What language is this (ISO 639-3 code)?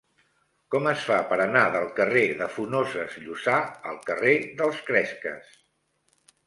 cat